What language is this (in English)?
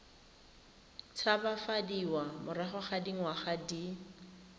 Tswana